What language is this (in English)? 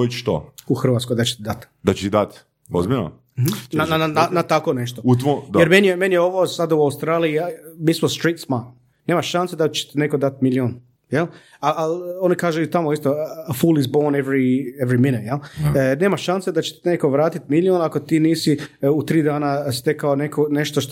Croatian